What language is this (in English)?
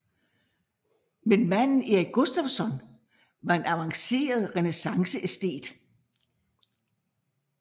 Danish